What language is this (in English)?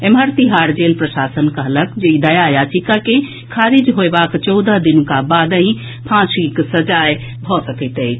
Maithili